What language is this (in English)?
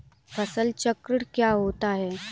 Hindi